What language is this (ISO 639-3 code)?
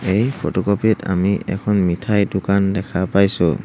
asm